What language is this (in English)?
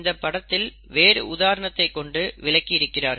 Tamil